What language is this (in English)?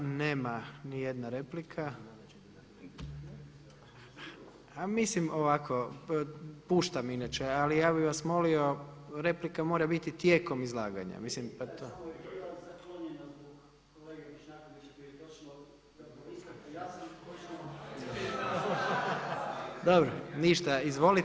Croatian